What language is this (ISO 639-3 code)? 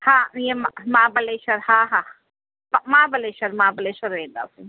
snd